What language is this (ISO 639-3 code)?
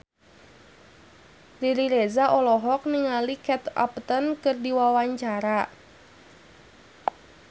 sun